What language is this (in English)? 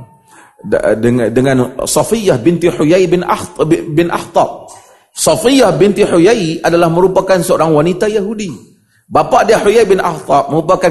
Malay